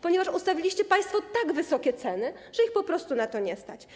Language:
Polish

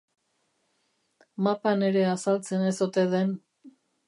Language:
Basque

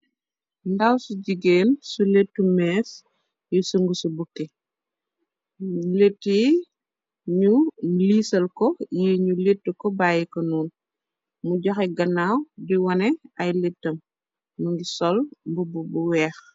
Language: Wolof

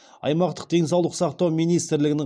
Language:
Kazakh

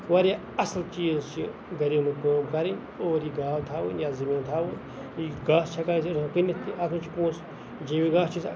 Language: Kashmiri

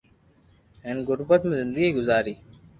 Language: Loarki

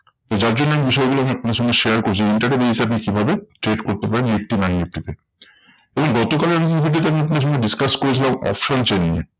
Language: Bangla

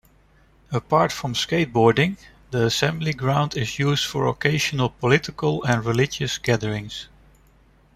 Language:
English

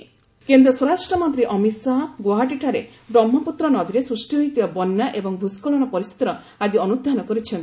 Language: Odia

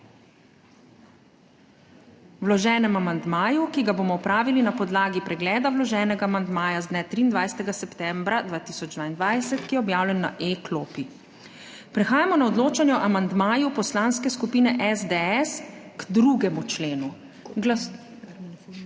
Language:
Slovenian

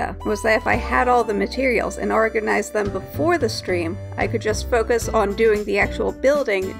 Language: English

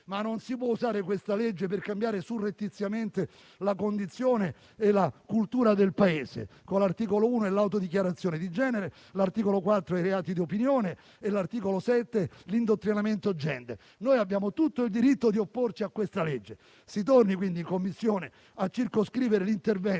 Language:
Italian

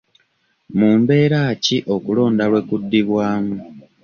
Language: Ganda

